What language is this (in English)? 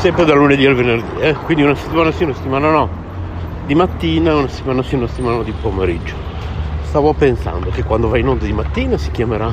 Italian